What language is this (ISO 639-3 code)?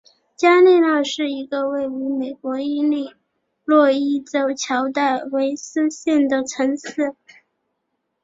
zho